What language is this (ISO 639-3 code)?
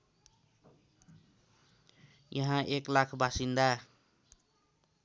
nep